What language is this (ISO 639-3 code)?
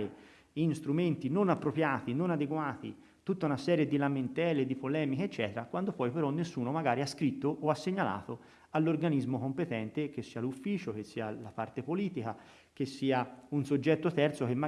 ita